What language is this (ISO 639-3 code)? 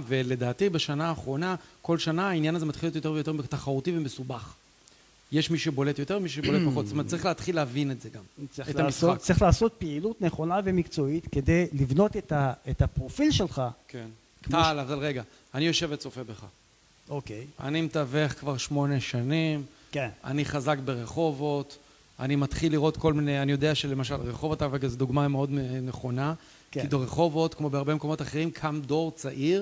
heb